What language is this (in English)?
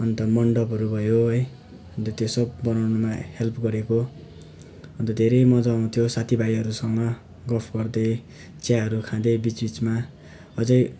Nepali